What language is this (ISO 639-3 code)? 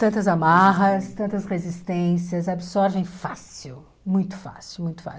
por